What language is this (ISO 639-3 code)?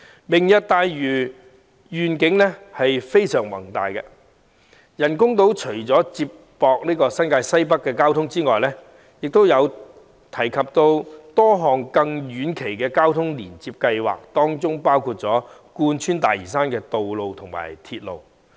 yue